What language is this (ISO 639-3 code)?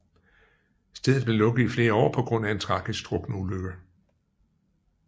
dan